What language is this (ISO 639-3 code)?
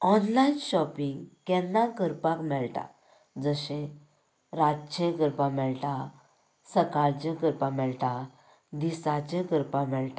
kok